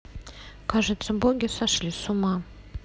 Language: Russian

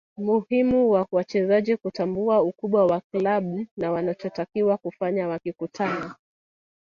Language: Swahili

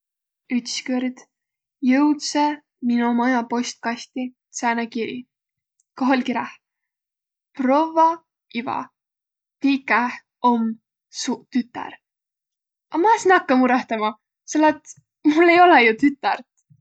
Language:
Võro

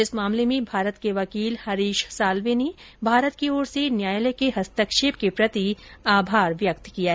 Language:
Hindi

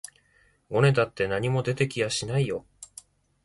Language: Japanese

